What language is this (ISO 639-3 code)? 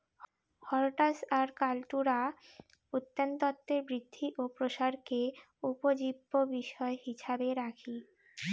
ben